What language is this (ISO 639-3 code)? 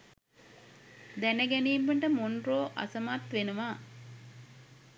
sin